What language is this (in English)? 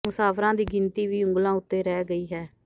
Punjabi